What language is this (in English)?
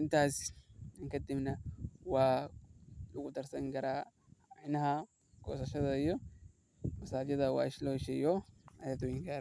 Somali